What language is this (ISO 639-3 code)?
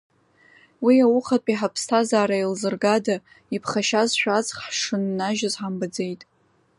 abk